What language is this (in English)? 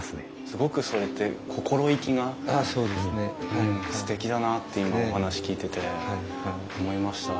Japanese